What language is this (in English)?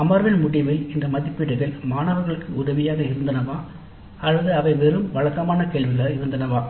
Tamil